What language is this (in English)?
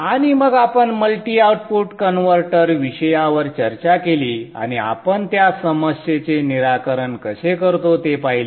Marathi